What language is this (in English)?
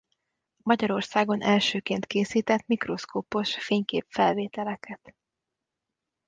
Hungarian